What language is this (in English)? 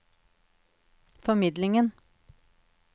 Norwegian